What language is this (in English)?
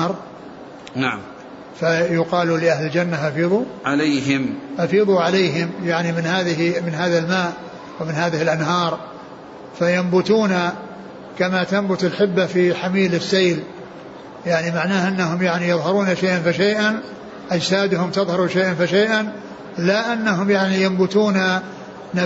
Arabic